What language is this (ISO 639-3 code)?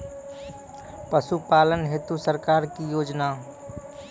mai